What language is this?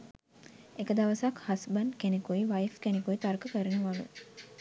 Sinhala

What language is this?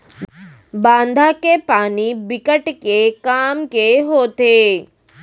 Chhattisgarhi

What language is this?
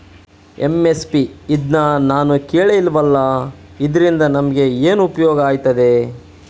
Kannada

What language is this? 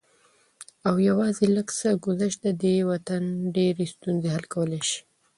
Pashto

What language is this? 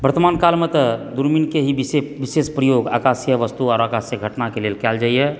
Maithili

